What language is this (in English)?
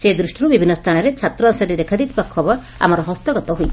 Odia